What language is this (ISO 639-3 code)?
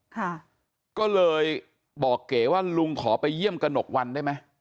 tha